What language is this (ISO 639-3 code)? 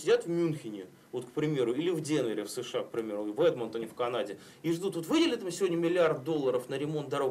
rus